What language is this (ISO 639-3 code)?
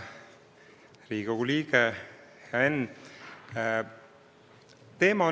est